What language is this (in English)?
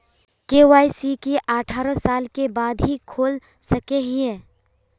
Magahi